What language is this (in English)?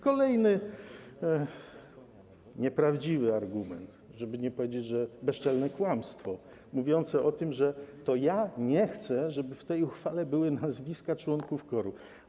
Polish